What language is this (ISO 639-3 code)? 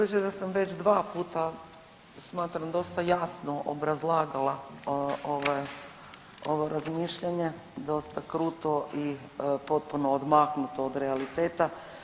hrv